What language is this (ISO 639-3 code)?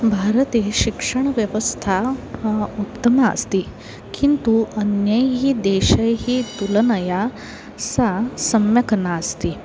san